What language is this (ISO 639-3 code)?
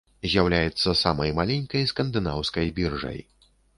bel